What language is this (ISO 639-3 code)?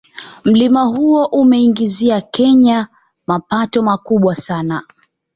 swa